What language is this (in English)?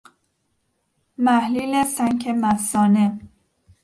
Persian